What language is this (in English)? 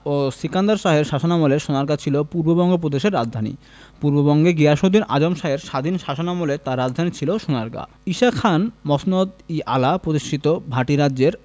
Bangla